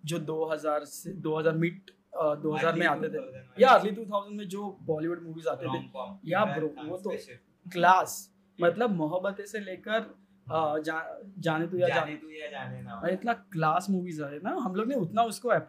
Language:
Hindi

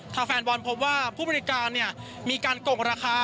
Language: Thai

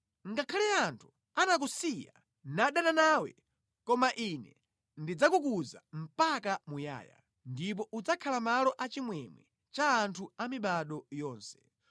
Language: Nyanja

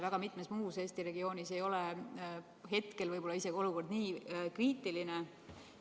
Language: Estonian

